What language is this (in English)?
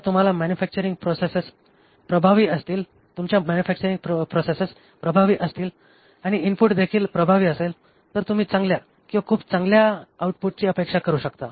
Marathi